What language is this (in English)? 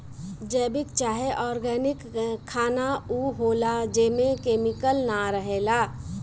Bhojpuri